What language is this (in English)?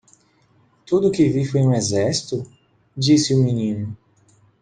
Portuguese